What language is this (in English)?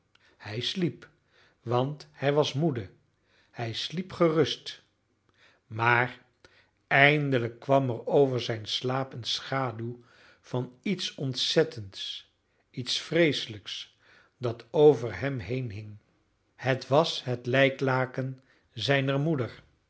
Dutch